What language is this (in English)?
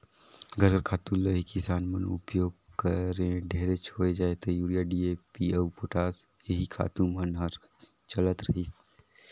Chhattisgarhi